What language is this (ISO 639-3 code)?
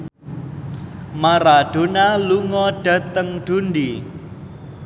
jav